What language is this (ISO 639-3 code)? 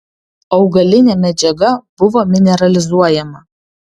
lit